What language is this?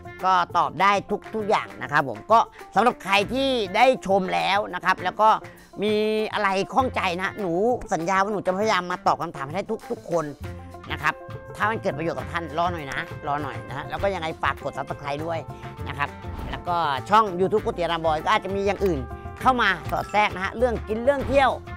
Thai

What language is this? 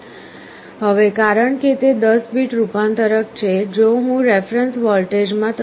Gujarati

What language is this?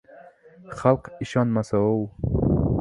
Uzbek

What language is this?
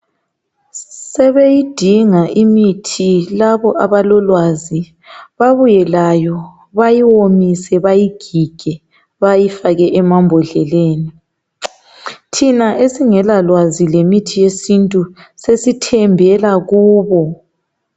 North Ndebele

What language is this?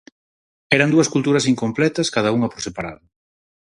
Galician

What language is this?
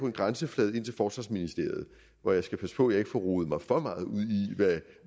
Danish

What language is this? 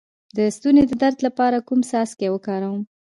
Pashto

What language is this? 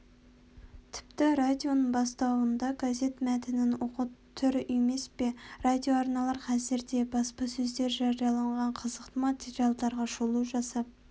Kazakh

